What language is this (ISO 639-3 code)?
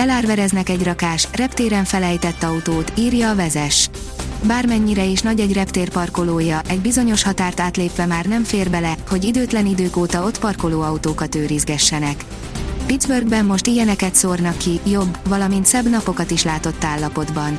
hun